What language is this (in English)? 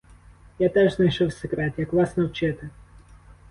Ukrainian